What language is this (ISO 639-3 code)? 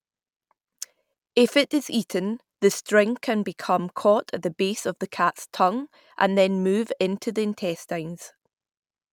eng